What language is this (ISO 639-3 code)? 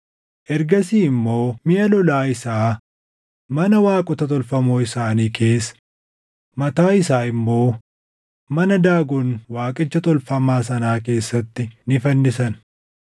orm